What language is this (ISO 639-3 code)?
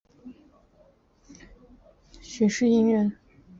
zho